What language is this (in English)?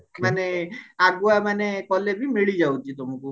Odia